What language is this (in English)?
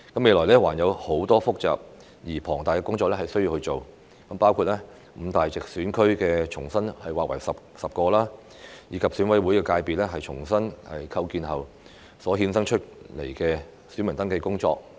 Cantonese